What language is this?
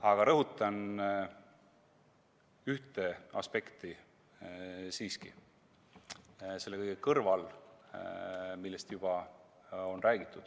Estonian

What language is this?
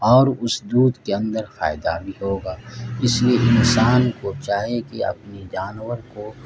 Urdu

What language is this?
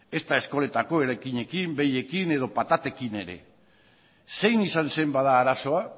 Basque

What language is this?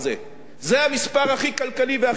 Hebrew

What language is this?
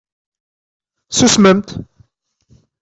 Kabyle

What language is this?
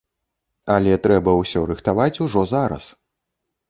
Belarusian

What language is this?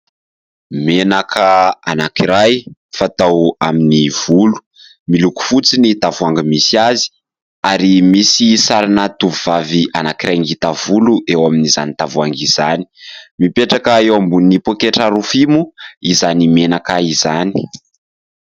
Malagasy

